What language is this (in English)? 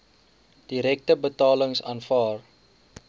Afrikaans